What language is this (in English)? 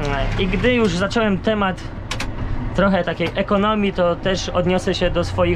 Polish